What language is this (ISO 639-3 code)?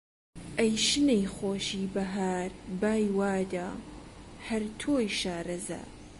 ckb